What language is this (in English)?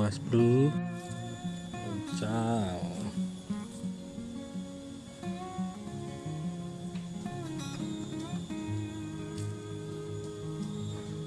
Indonesian